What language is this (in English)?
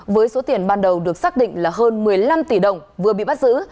Vietnamese